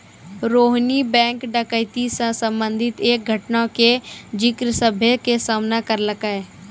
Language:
Maithili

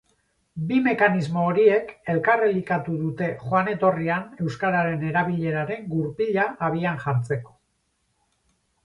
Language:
Basque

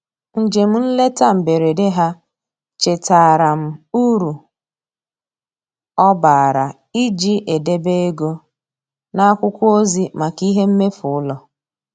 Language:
Igbo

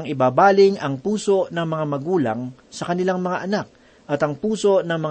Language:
Filipino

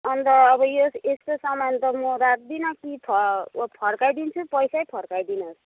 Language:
Nepali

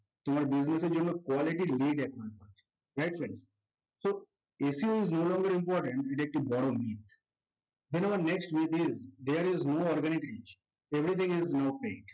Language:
Bangla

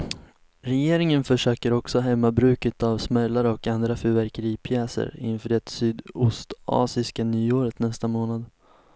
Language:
Swedish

